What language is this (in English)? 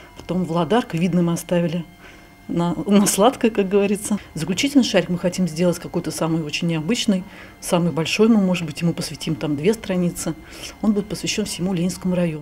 Russian